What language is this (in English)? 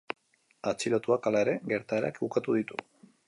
Basque